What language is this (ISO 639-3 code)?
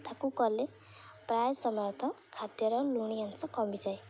ori